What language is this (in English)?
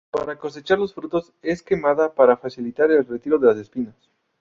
Spanish